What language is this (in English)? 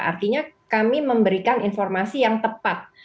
Indonesian